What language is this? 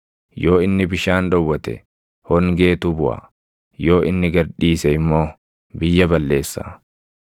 Oromo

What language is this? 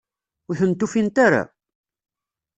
Kabyle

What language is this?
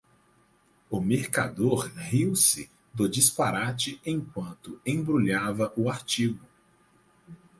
Portuguese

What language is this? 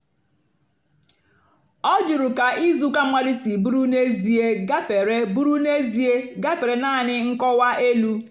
Igbo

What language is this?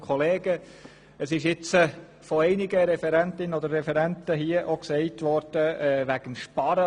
Swiss German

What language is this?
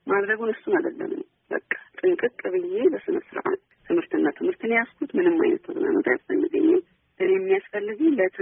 Amharic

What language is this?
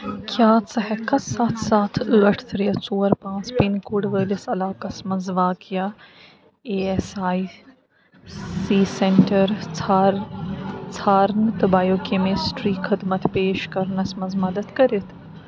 Kashmiri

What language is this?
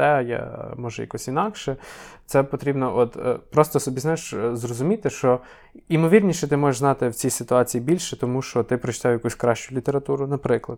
Ukrainian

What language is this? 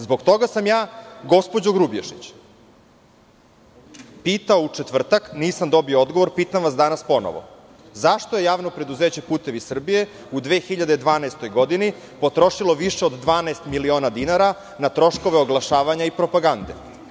Serbian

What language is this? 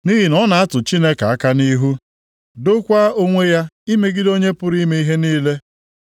Igbo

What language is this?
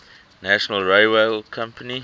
English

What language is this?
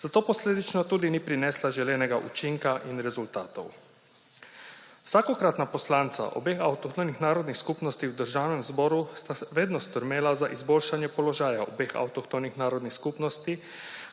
Slovenian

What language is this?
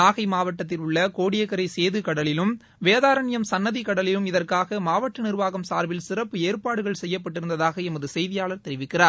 Tamil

